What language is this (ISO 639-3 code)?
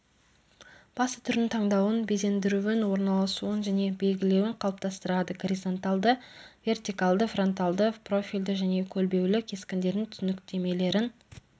kaz